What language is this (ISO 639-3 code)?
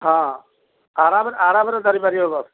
ori